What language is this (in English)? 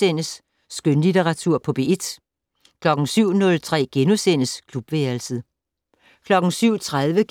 Danish